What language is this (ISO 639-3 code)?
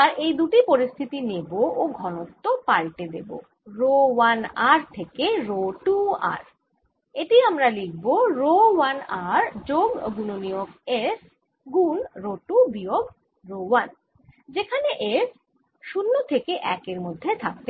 ben